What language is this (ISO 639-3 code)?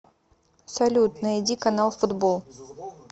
rus